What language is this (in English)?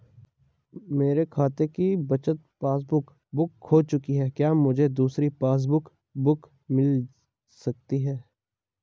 Hindi